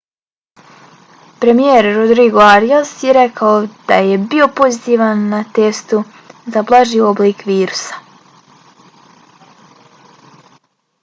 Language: Bosnian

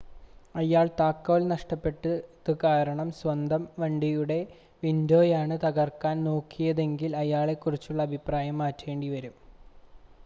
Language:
Malayalam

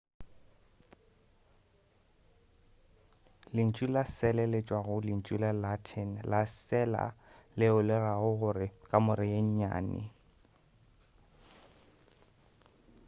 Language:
Northern Sotho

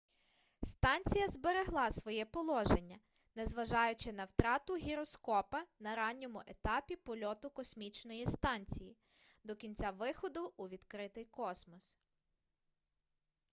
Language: Ukrainian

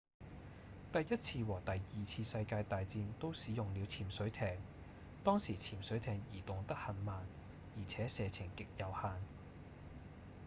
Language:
Cantonese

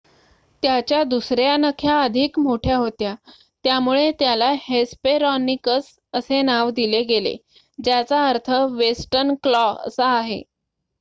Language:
Marathi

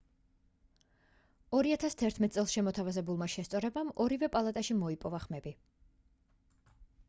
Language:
Georgian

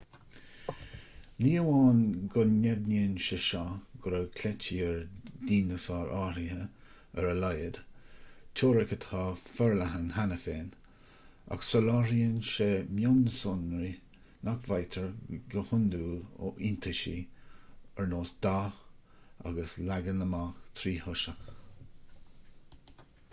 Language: Irish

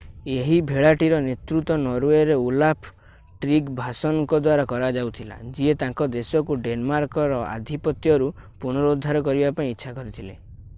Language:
Odia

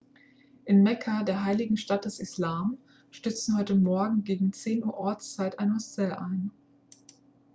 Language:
German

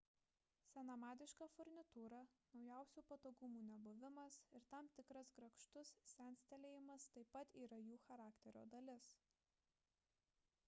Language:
Lithuanian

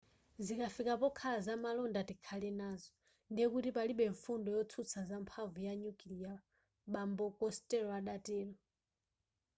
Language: Nyanja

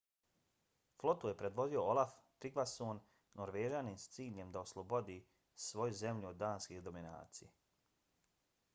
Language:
Bosnian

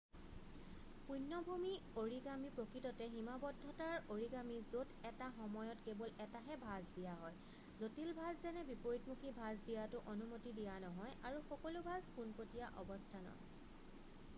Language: Assamese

